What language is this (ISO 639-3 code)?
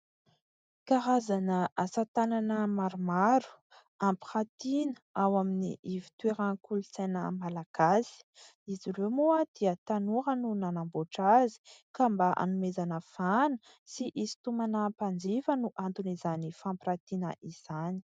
mlg